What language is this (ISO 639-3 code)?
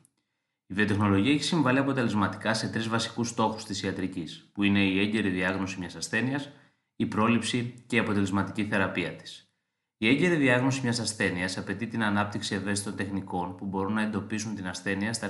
ell